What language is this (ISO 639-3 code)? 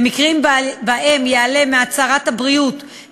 heb